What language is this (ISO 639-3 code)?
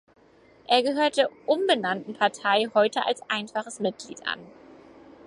deu